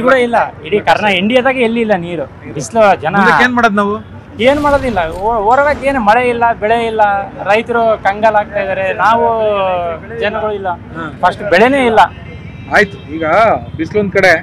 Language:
Kannada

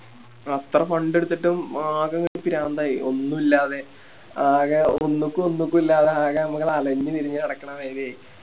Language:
Malayalam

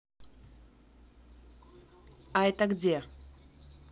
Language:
Russian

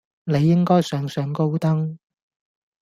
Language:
Cantonese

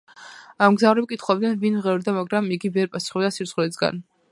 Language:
Georgian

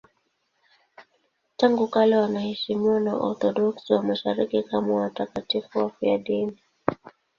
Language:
Swahili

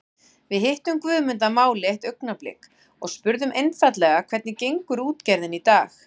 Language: Icelandic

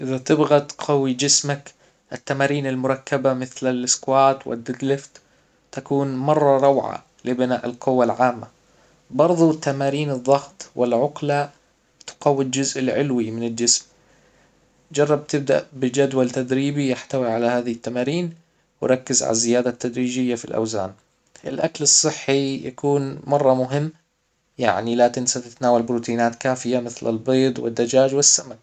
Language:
Hijazi Arabic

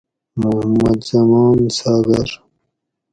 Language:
Gawri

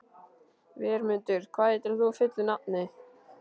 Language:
Icelandic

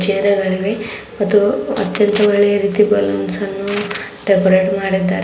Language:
Kannada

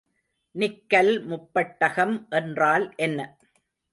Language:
Tamil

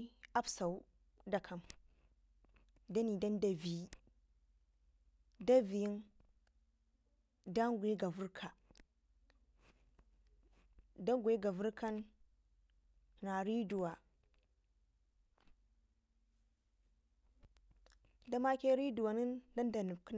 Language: Ngizim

